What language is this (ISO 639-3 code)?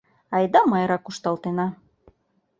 chm